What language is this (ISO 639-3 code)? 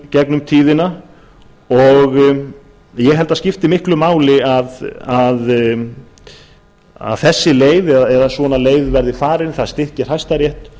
isl